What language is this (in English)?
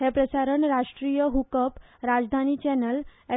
Konkani